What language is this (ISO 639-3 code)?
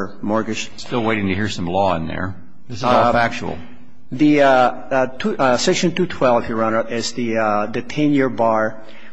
eng